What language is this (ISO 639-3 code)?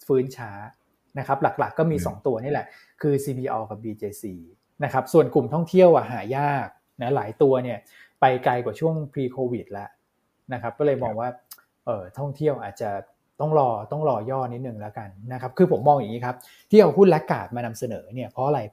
tha